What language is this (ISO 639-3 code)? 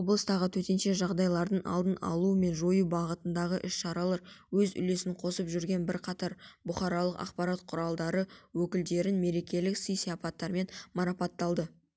kaz